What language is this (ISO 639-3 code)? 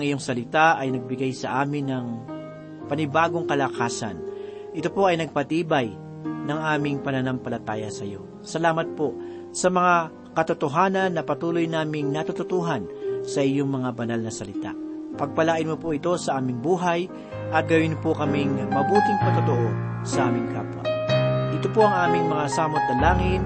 fil